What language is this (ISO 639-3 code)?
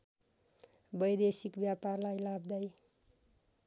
nep